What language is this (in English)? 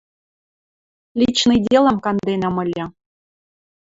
Western Mari